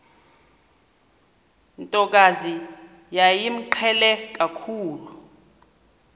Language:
Xhosa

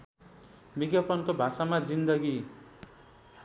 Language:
Nepali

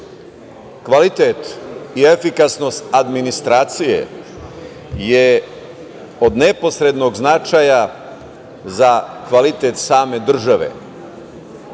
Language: Serbian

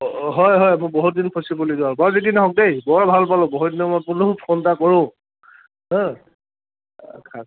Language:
Assamese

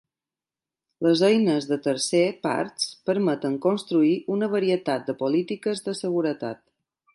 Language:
Catalan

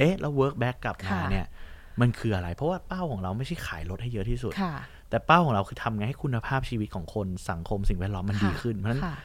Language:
Thai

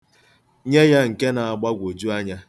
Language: Igbo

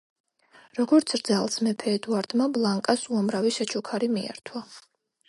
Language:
Georgian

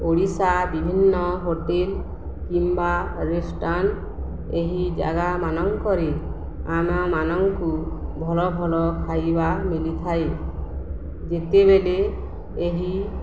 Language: Odia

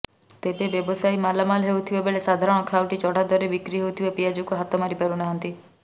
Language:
Odia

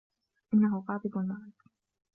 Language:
Arabic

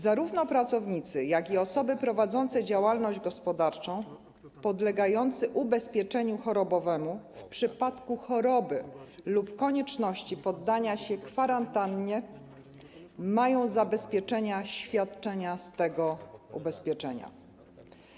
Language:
Polish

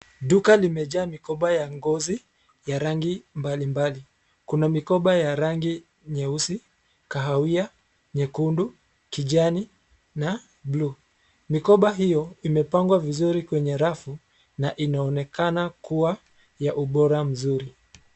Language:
Swahili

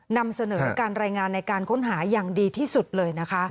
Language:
Thai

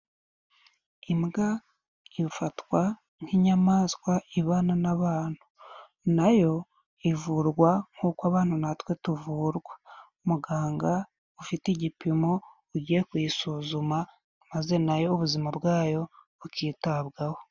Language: Kinyarwanda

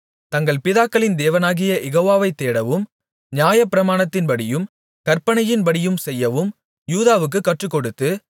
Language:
Tamil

